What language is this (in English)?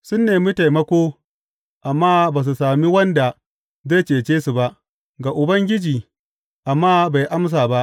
Hausa